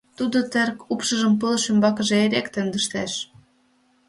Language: Mari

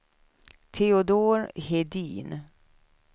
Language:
Swedish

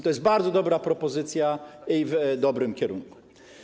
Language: Polish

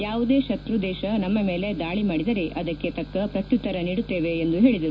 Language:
Kannada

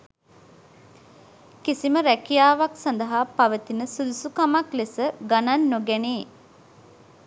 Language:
Sinhala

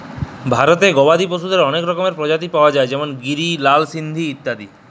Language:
Bangla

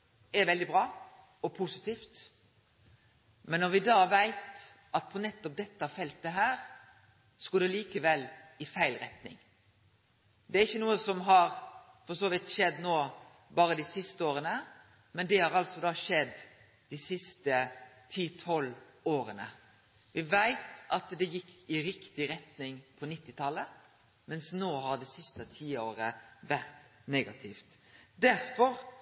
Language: Norwegian Nynorsk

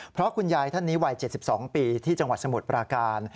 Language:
Thai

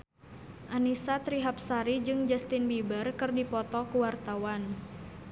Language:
Sundanese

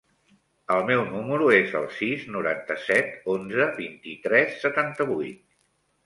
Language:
Catalan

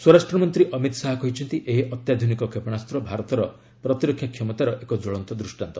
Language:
Odia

